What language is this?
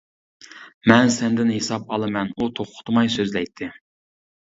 Uyghur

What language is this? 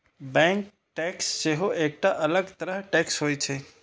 Maithili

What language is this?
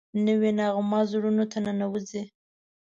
Pashto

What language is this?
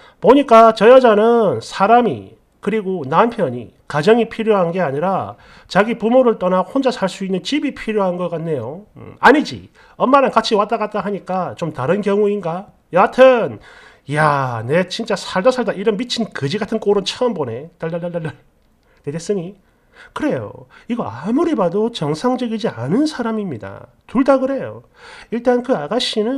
Korean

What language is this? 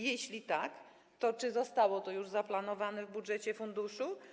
Polish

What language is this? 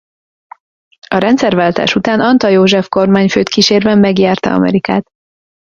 Hungarian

